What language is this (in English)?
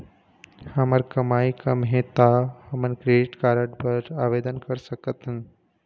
Chhattisgarhi